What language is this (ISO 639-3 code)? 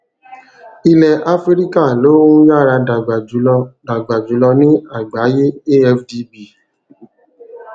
yor